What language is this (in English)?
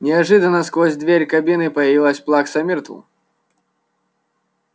Russian